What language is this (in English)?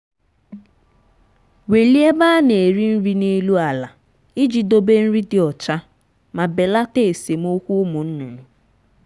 Igbo